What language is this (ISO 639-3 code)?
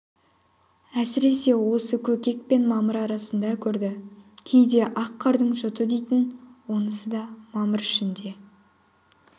kaz